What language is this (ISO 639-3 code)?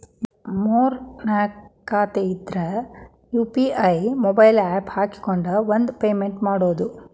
kan